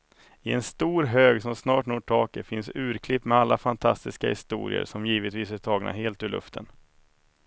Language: Swedish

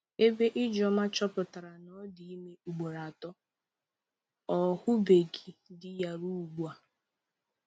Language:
Igbo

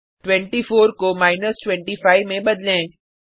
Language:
Hindi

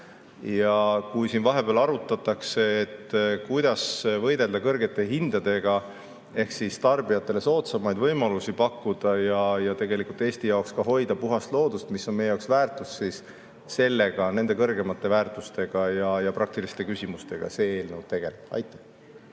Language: Estonian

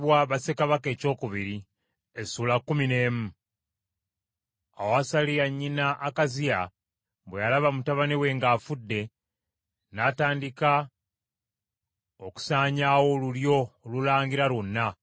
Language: Ganda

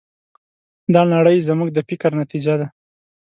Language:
Pashto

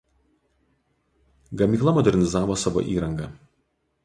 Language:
Lithuanian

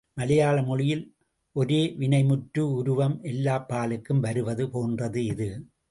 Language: Tamil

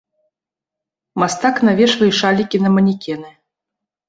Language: Belarusian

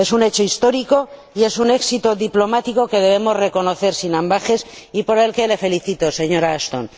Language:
Spanish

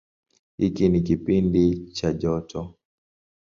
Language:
Swahili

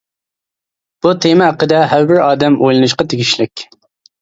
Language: Uyghur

